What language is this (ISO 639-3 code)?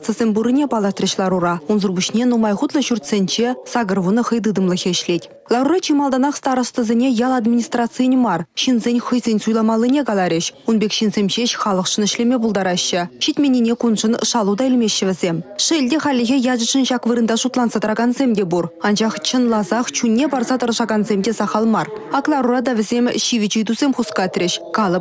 rus